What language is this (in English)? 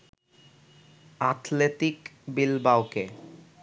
Bangla